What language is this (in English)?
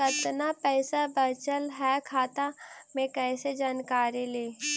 Magahi